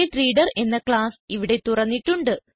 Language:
Malayalam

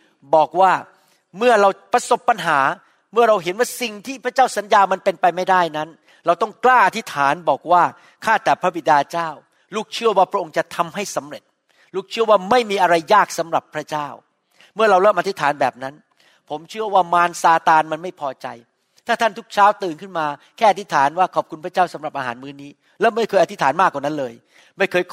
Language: Thai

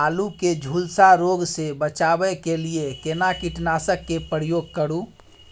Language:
Maithili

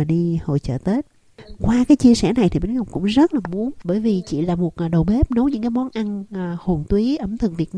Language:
Vietnamese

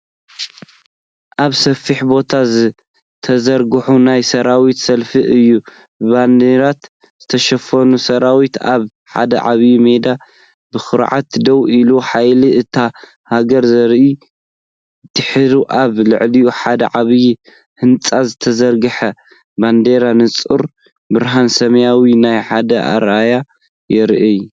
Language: Tigrinya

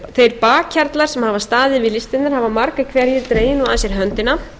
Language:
Icelandic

